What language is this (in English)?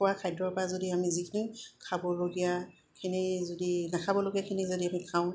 Assamese